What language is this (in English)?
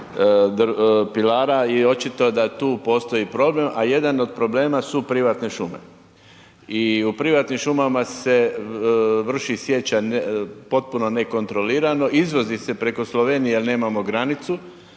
Croatian